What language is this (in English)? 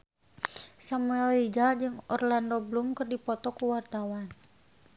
Sundanese